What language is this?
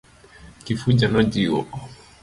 Luo (Kenya and Tanzania)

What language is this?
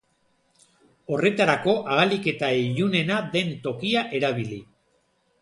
Basque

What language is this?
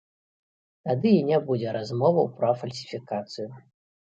Belarusian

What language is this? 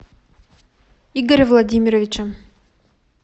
Russian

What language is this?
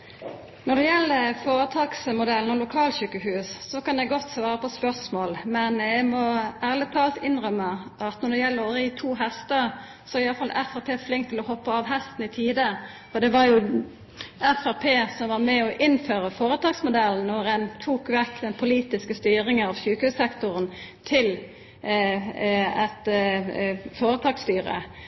Norwegian Nynorsk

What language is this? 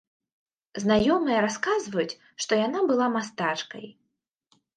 Belarusian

